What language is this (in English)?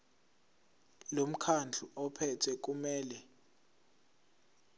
Zulu